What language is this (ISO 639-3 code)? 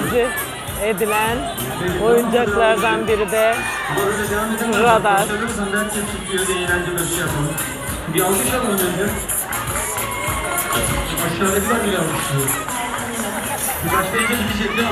tur